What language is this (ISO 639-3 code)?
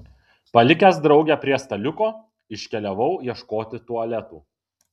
lit